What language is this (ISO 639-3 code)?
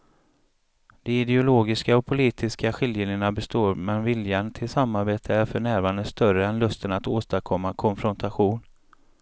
swe